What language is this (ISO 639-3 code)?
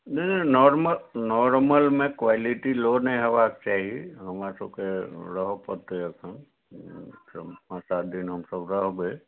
mai